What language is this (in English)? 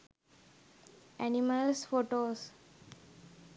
Sinhala